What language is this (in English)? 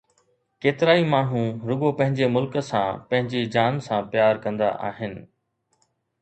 Sindhi